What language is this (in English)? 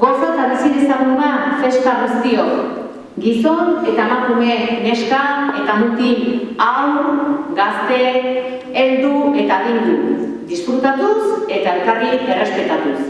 Indonesian